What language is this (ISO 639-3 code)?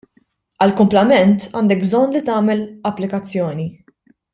mlt